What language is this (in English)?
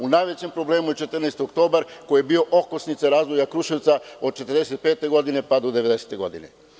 Serbian